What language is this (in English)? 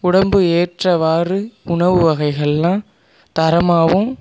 Tamil